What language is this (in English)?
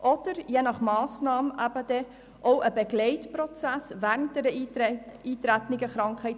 Swiss German